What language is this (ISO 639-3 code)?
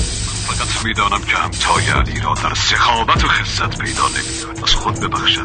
fas